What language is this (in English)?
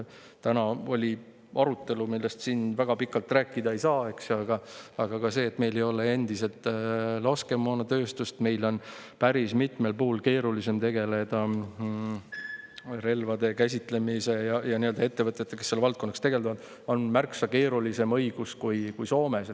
Estonian